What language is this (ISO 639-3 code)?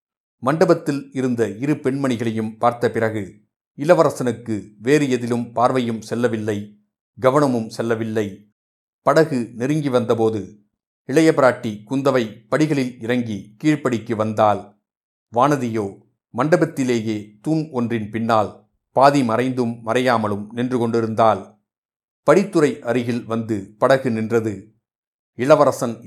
tam